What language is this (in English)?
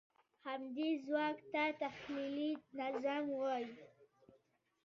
Pashto